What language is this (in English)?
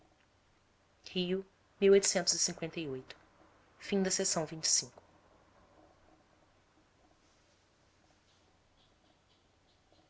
Portuguese